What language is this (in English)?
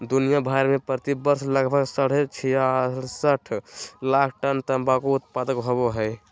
Magahi